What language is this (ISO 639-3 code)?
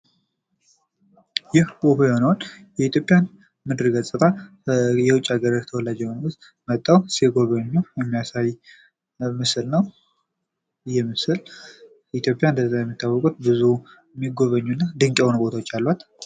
amh